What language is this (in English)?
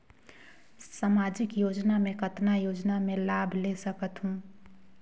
Chhattisgarhi